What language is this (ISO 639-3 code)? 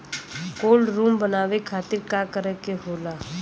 bho